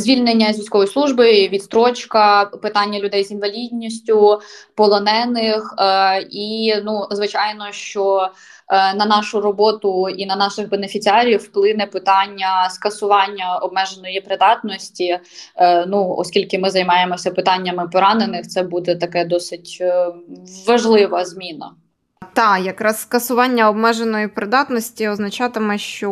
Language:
Ukrainian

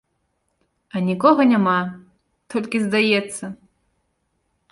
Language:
Belarusian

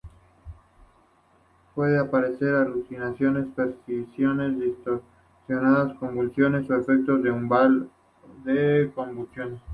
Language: Spanish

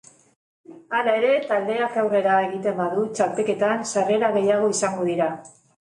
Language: Basque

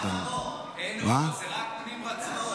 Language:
Hebrew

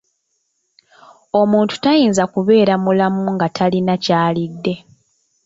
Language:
Ganda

